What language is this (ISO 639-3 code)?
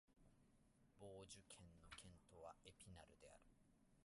jpn